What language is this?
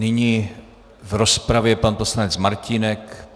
Czech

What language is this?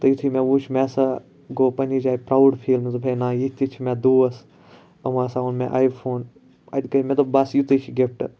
Kashmiri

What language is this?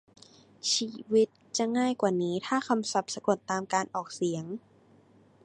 Thai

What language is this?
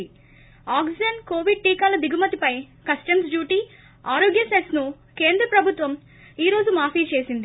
Telugu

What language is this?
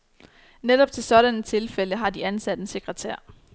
Danish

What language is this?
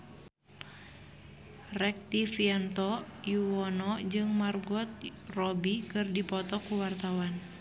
Sundanese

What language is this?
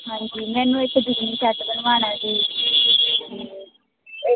Punjabi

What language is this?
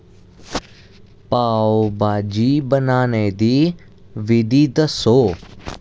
Dogri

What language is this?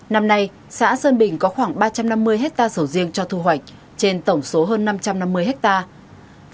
Vietnamese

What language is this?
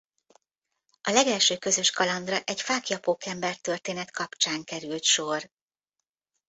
Hungarian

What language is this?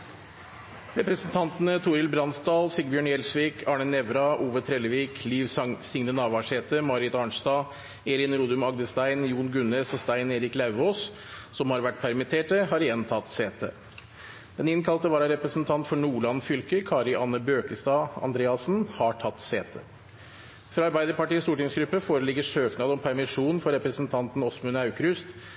Norwegian Bokmål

